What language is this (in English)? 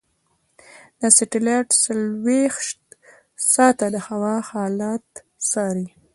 Pashto